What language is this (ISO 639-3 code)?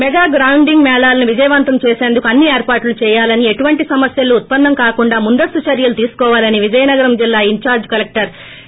tel